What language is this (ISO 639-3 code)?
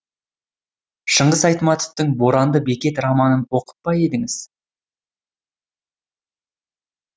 kaz